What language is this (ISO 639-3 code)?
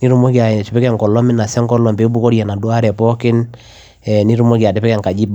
mas